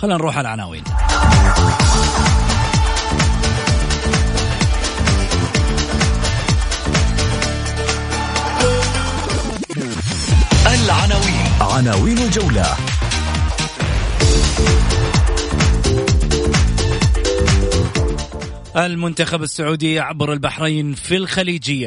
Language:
Arabic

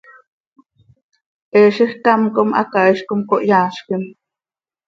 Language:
Seri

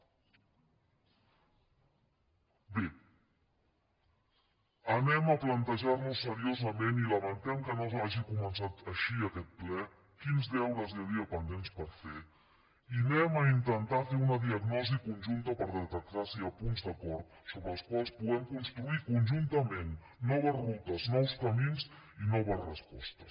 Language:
Catalan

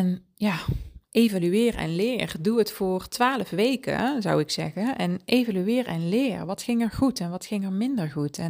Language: Dutch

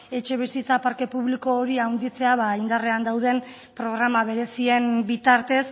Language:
Basque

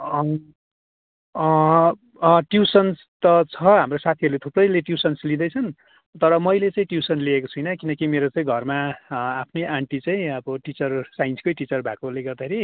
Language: Nepali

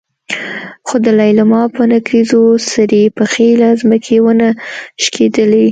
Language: Pashto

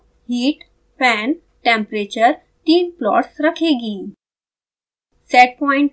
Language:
Hindi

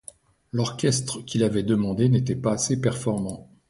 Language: French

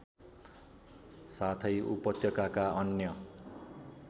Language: Nepali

